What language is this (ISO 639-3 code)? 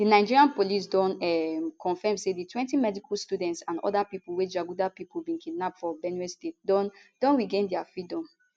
pcm